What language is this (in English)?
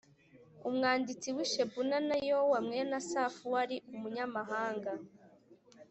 Kinyarwanda